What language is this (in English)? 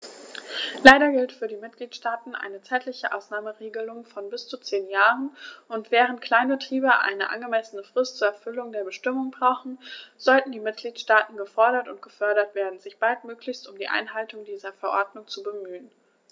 German